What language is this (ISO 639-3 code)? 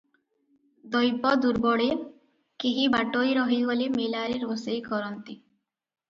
ori